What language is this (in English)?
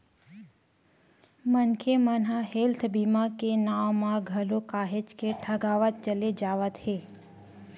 Chhattisgarhi